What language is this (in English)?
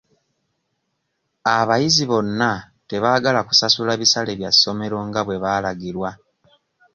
Ganda